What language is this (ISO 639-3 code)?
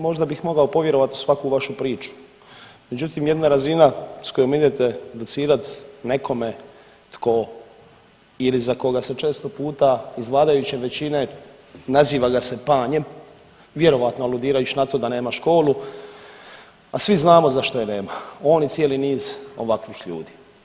hrv